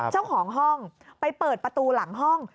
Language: Thai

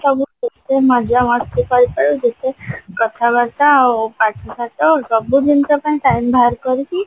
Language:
Odia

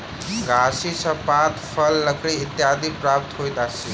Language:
Maithili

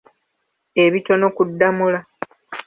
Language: Ganda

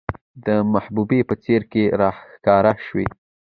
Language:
Pashto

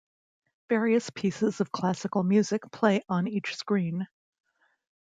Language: English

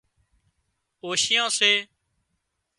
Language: Wadiyara Koli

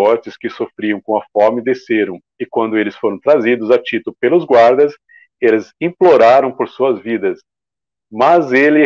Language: Portuguese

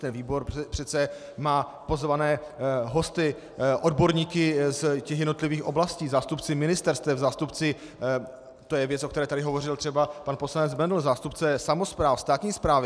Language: Czech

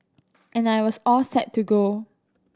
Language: English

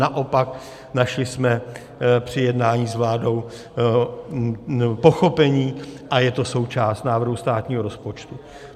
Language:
Czech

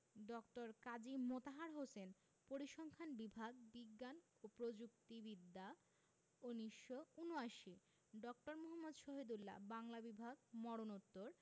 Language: Bangla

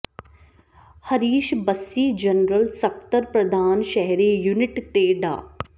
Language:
Punjabi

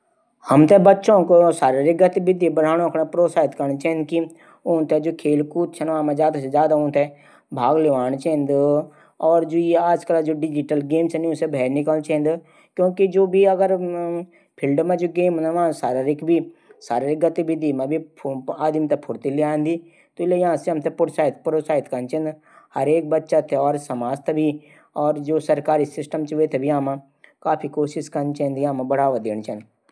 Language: Garhwali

